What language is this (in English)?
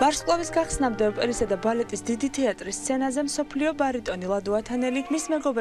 Russian